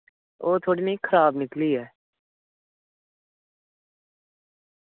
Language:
Dogri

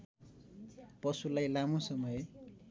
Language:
Nepali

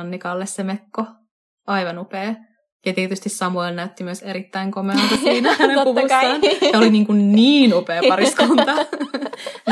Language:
Finnish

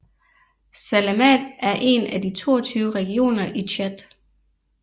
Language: Danish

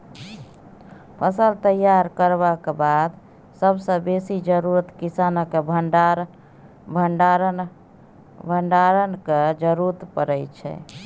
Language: Maithili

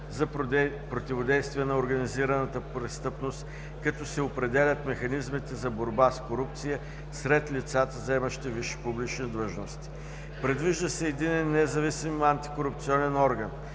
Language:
Bulgarian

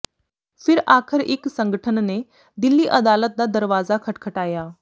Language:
Punjabi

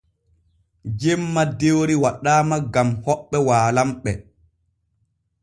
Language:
Borgu Fulfulde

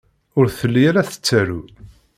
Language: Kabyle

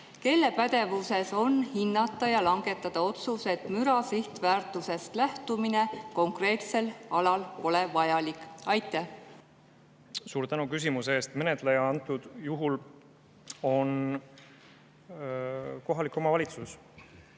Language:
Estonian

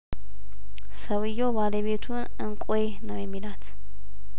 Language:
Amharic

